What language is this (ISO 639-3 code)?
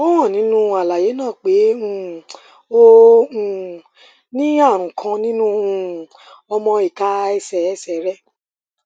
yor